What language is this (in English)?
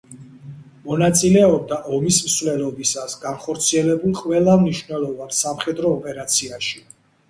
Georgian